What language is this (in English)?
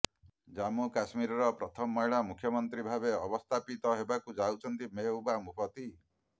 Odia